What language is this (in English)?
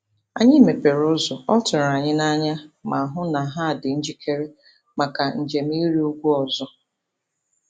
Igbo